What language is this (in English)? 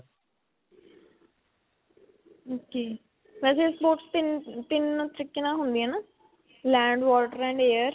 Punjabi